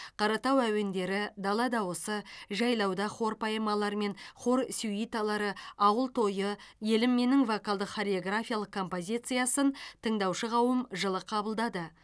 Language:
Kazakh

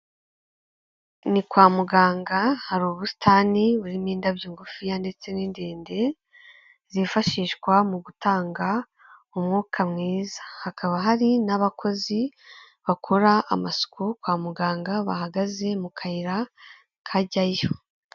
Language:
Kinyarwanda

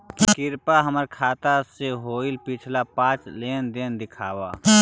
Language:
Magahi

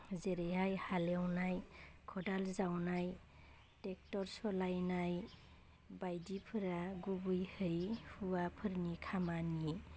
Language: Bodo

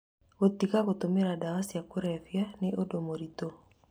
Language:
Kikuyu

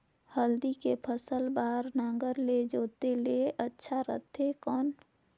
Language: Chhattisgarhi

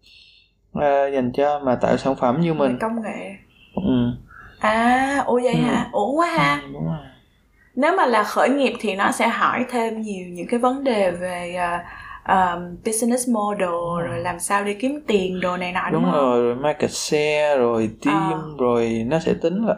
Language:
Vietnamese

